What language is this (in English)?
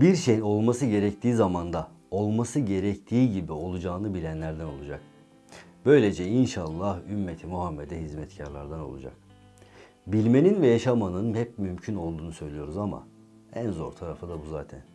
Turkish